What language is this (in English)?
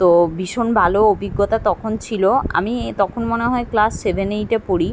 Bangla